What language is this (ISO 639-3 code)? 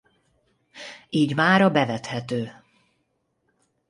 hun